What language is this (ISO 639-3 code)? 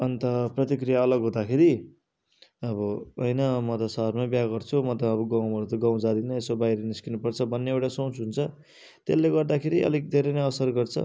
nep